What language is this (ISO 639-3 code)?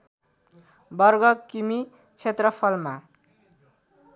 nep